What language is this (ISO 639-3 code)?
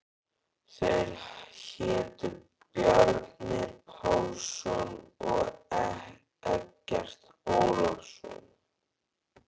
isl